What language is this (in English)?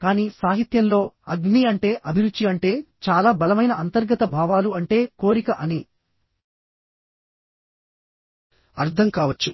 Telugu